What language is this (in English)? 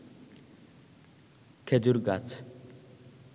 Bangla